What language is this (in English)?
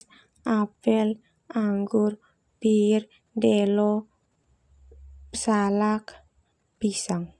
Termanu